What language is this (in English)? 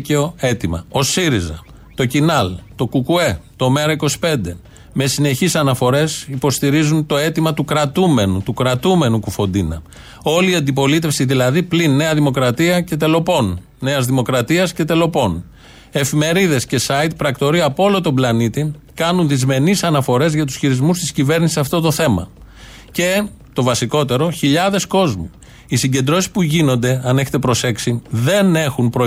Greek